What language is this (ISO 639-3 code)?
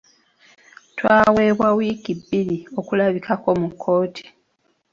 lug